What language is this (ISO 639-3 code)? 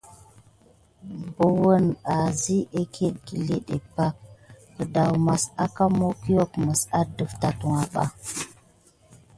gid